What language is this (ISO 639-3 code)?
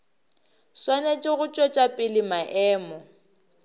nso